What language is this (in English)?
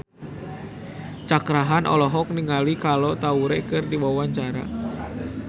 Sundanese